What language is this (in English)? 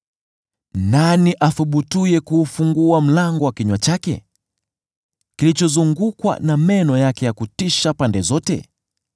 Swahili